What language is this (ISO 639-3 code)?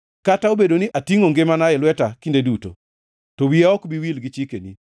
luo